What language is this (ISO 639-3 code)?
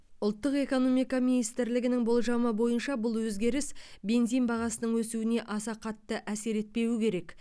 kaz